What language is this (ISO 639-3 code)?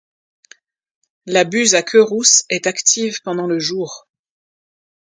fra